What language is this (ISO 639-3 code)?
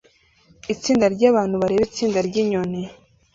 kin